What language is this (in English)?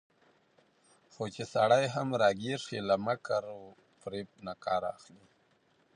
Pashto